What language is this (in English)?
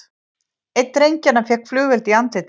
Icelandic